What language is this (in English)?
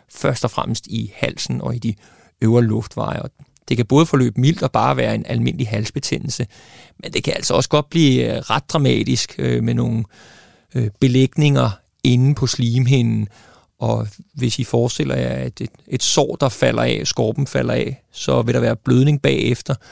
Danish